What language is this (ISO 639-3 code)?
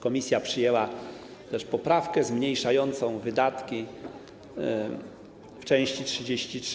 pol